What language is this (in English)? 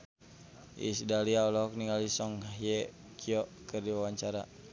Sundanese